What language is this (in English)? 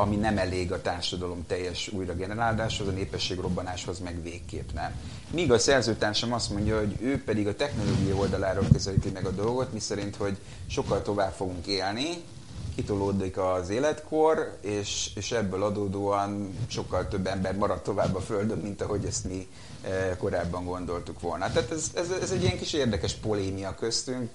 Hungarian